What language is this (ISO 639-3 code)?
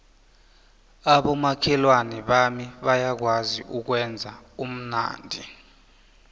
nbl